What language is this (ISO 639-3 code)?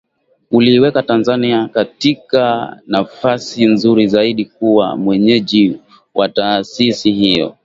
swa